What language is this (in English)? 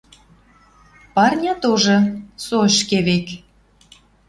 Western Mari